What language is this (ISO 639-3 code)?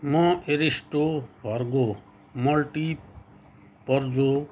nep